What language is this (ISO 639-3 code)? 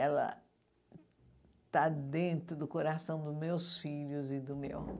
por